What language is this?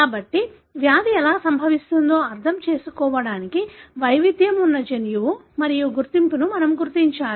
Telugu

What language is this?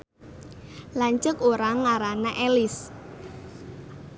Sundanese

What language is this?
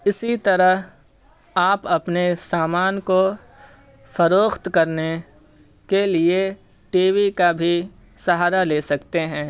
Urdu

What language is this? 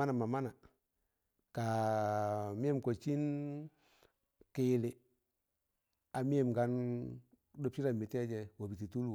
Tangale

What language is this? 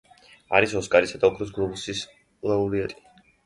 Georgian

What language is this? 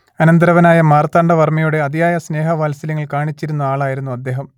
Malayalam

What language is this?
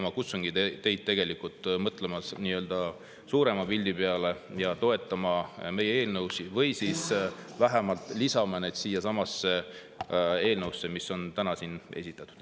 Estonian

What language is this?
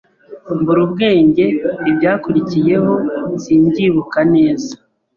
Kinyarwanda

